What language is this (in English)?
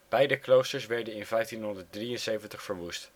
Dutch